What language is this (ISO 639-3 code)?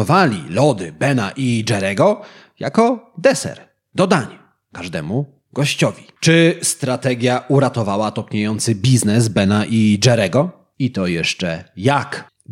pol